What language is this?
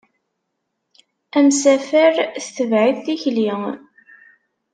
Kabyle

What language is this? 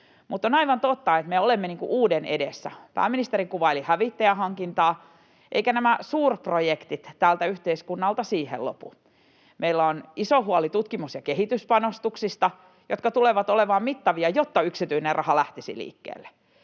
Finnish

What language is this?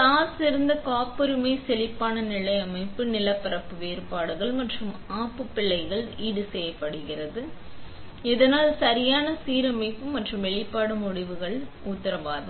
Tamil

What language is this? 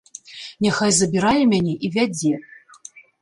Belarusian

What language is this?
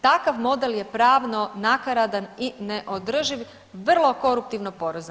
Croatian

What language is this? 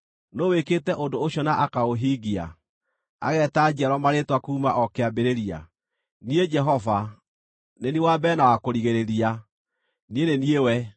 Kikuyu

